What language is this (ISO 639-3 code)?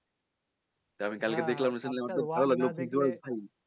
ben